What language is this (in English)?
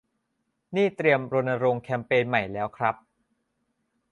Thai